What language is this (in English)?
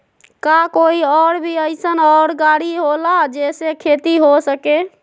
Magahi